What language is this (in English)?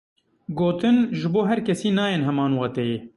Kurdish